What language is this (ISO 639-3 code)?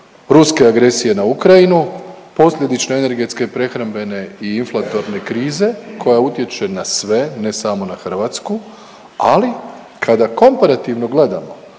hrv